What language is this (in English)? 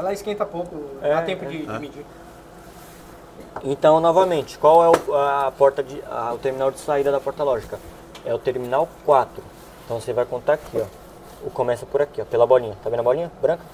Portuguese